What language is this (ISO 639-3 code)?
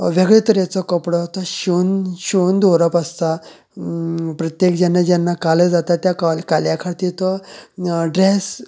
kok